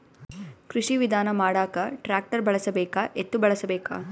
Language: Kannada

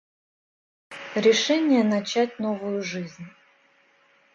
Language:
Russian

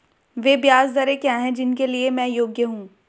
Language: Hindi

